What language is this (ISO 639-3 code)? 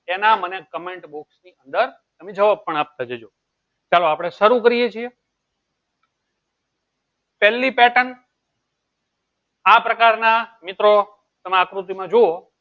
guj